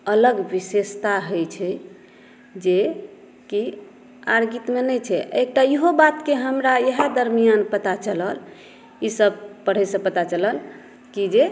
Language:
Maithili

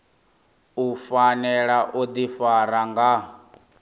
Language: Venda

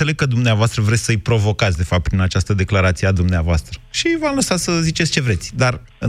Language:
Romanian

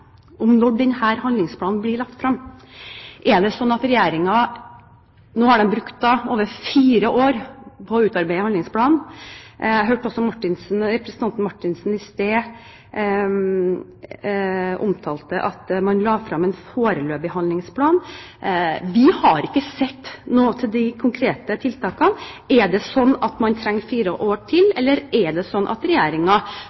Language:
Norwegian Bokmål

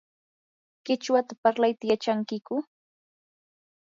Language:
Yanahuanca Pasco Quechua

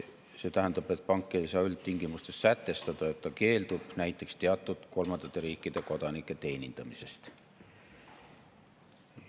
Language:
Estonian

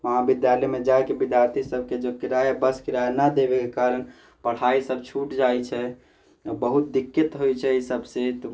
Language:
Maithili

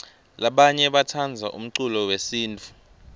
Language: Swati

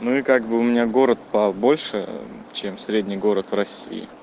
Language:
Russian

